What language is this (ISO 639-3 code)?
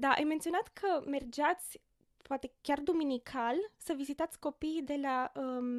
ron